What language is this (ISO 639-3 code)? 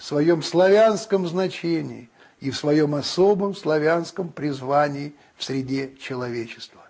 rus